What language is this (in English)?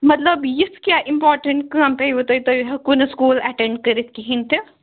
Kashmiri